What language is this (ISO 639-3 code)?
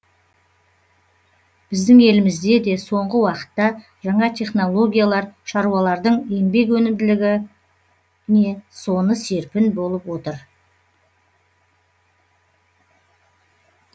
kaz